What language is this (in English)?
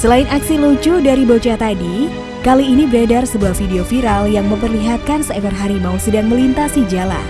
Indonesian